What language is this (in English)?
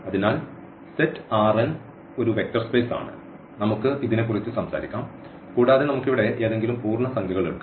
Malayalam